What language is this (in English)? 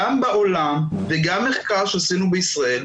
Hebrew